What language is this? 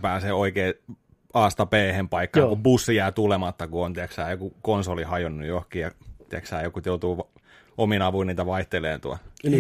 Finnish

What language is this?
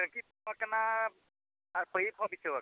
Santali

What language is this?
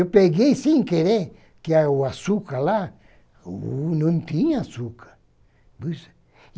Portuguese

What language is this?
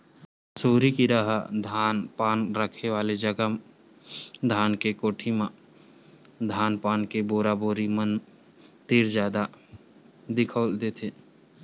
Chhattisgarhi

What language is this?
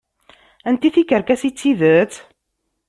Kabyle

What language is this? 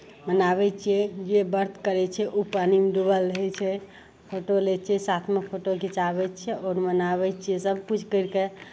Maithili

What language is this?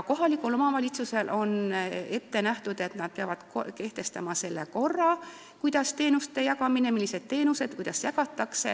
Estonian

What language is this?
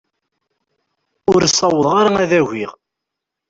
Kabyle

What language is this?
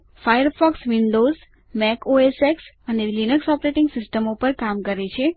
Gujarati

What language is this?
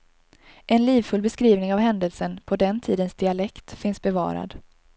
Swedish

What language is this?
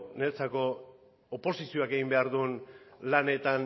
Basque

